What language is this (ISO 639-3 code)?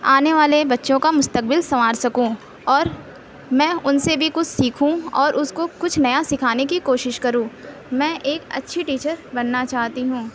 urd